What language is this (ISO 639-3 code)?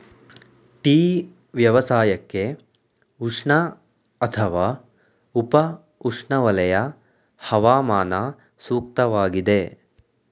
kan